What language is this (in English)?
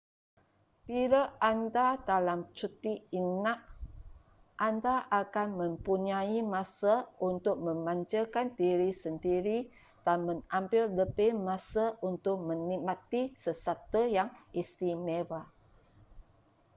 Malay